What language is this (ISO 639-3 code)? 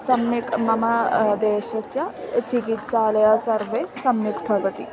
san